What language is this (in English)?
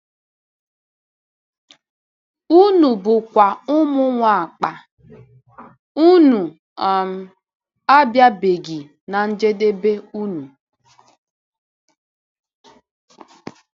Igbo